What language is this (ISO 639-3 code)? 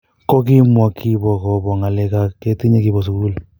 kln